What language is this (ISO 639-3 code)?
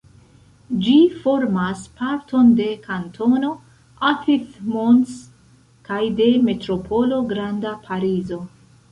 epo